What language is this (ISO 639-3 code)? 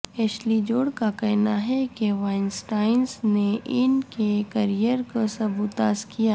urd